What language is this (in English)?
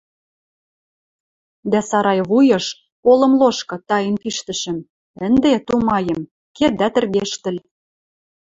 Western Mari